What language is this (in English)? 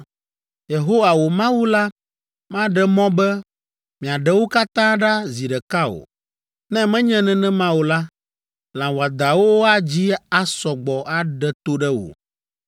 Ewe